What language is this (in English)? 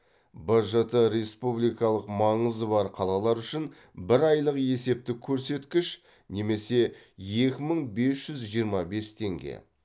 Kazakh